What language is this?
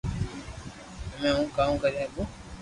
Loarki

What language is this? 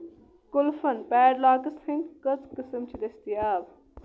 Kashmiri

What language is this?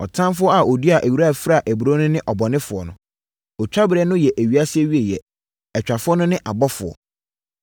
Akan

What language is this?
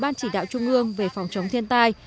Vietnamese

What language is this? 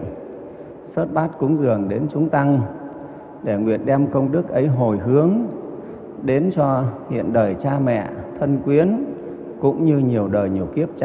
Vietnamese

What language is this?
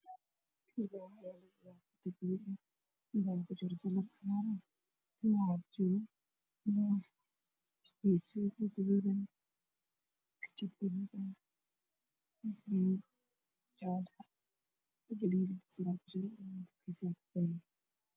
Somali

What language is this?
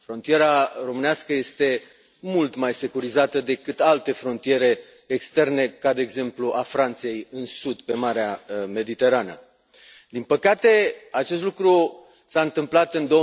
Romanian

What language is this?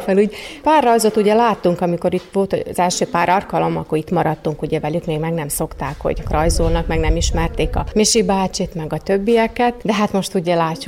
Hungarian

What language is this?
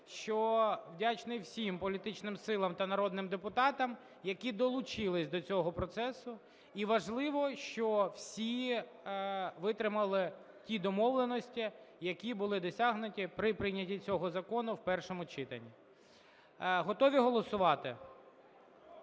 Ukrainian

